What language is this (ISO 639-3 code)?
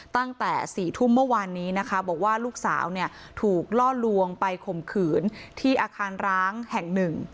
tha